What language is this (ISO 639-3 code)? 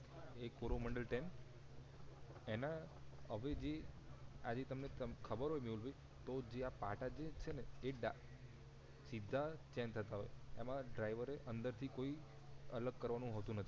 guj